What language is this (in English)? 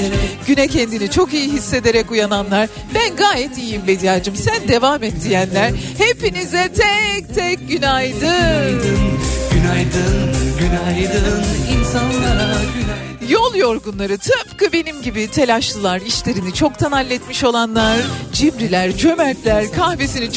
Turkish